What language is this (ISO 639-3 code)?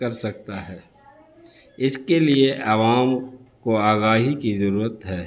urd